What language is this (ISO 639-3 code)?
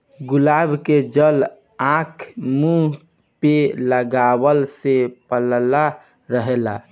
bho